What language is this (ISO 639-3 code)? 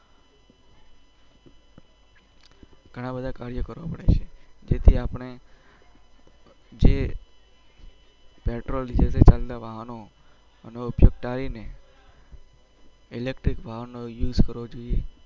guj